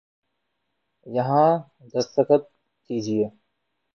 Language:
Urdu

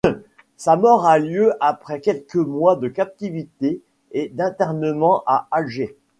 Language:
French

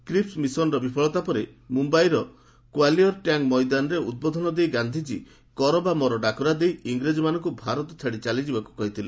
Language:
Odia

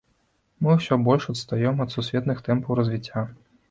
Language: Belarusian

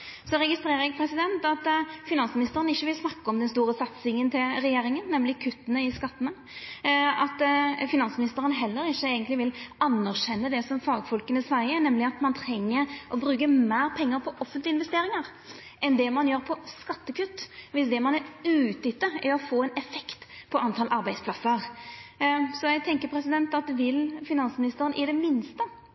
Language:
Norwegian Nynorsk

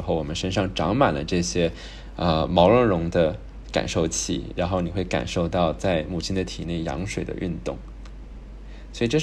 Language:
Chinese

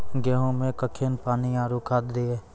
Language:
Maithili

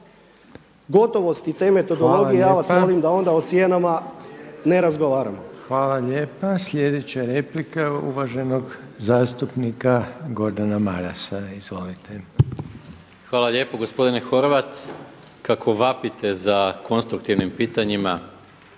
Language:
Croatian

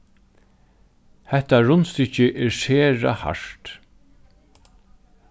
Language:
Faroese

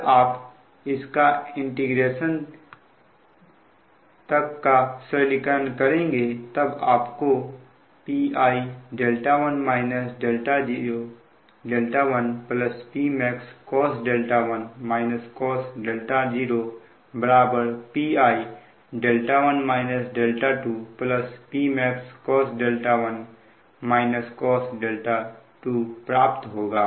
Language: Hindi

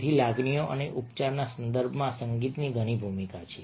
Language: Gujarati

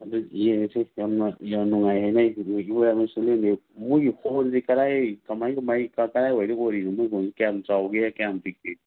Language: Manipuri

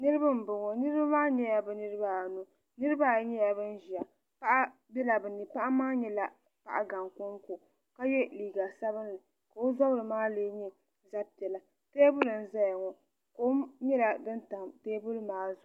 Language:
Dagbani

